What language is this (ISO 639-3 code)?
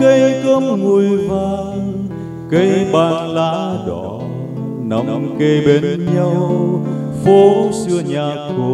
vie